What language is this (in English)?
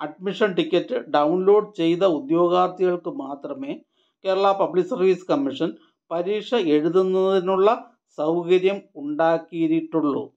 Malayalam